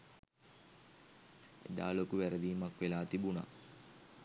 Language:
Sinhala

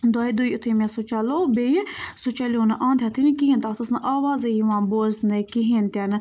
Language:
Kashmiri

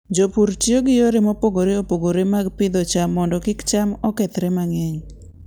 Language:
Luo (Kenya and Tanzania)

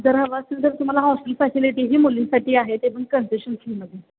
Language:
Marathi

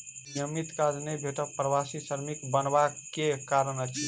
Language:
Maithili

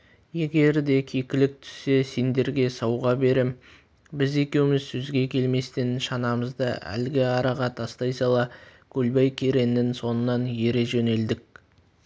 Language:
Kazakh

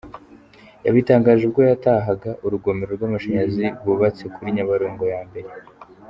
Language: Kinyarwanda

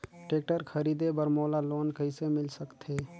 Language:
Chhattisgarhi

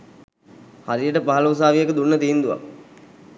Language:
Sinhala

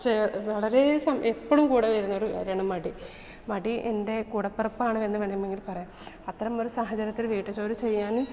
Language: Malayalam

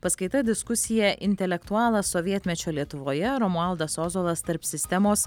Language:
Lithuanian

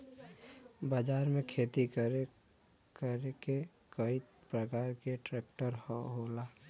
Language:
Bhojpuri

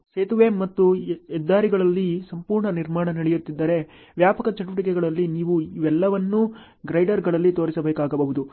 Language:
Kannada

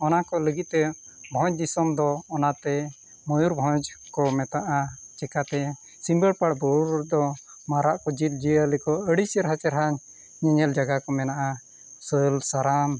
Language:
Santali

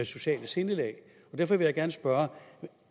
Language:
Danish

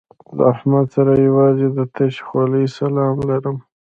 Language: Pashto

